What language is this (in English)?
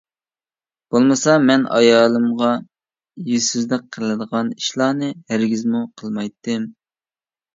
Uyghur